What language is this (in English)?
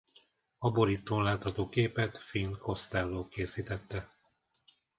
Hungarian